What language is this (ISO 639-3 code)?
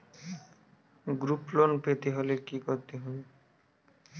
ben